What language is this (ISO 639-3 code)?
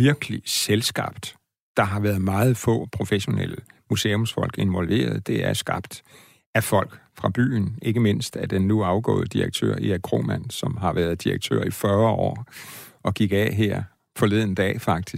dan